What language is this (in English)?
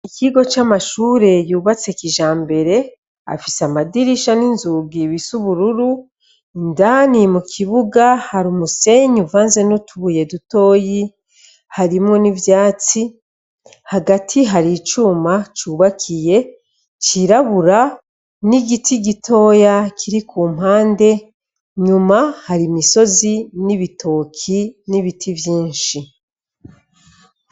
Rundi